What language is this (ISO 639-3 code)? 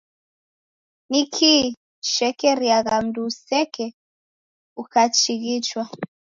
dav